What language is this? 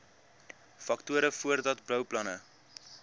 Afrikaans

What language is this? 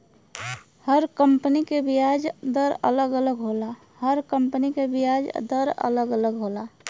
Bhojpuri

